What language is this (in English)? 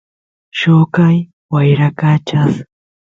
Santiago del Estero Quichua